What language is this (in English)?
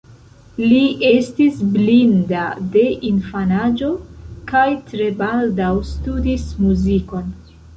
Esperanto